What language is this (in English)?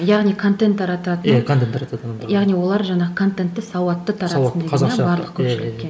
Kazakh